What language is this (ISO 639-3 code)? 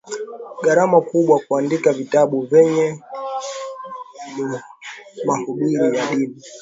swa